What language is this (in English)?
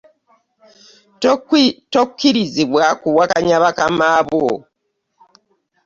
Ganda